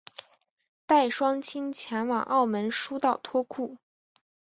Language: Chinese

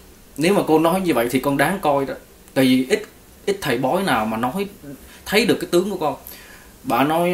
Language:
Vietnamese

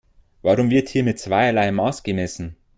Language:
German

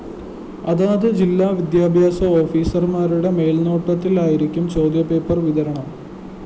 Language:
Malayalam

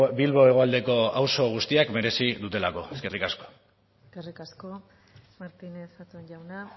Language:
Basque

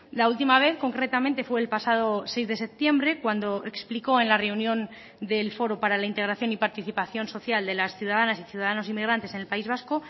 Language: Spanish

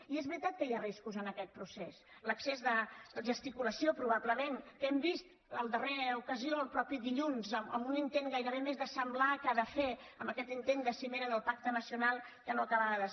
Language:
Catalan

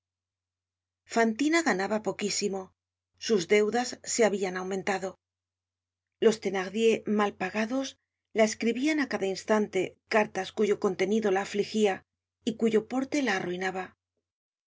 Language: Spanish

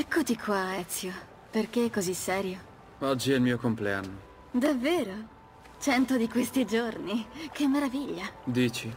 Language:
Italian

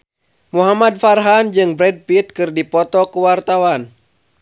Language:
Sundanese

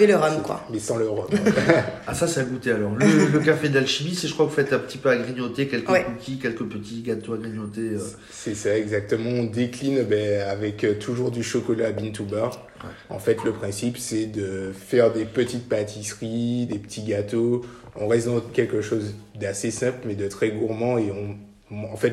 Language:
French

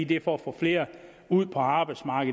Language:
Danish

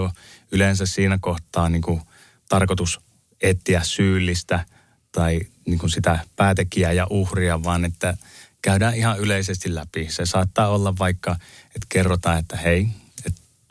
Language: Finnish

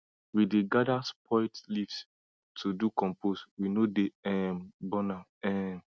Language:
Nigerian Pidgin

